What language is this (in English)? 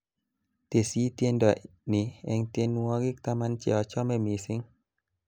Kalenjin